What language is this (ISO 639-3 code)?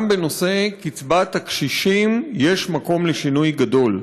heb